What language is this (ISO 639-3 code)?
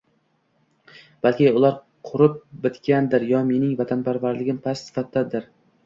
uzb